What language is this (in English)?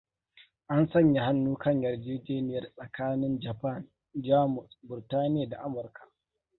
Hausa